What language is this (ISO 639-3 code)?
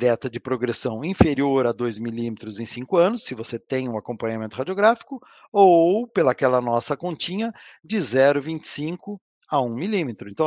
por